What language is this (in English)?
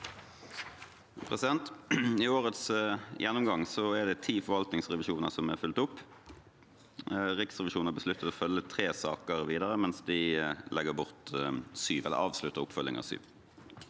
Norwegian